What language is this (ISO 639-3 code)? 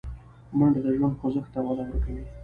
pus